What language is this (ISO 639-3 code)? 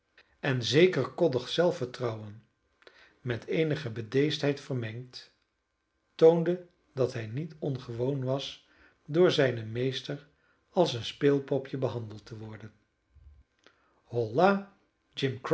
nld